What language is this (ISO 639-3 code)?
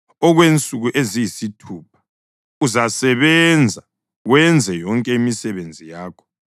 nde